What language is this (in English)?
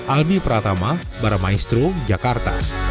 Indonesian